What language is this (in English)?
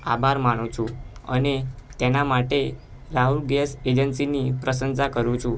Gujarati